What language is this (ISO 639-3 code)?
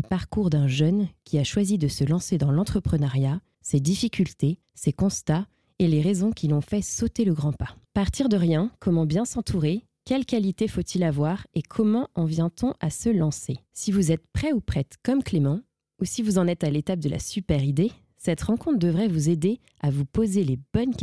fra